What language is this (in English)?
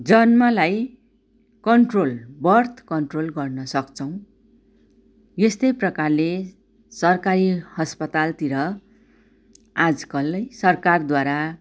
Nepali